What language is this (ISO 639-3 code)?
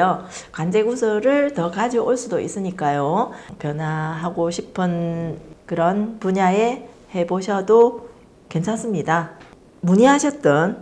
kor